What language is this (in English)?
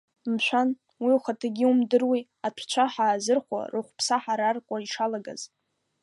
Abkhazian